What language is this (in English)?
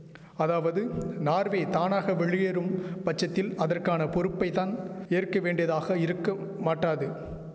Tamil